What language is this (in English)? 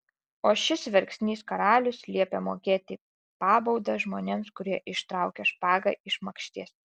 Lithuanian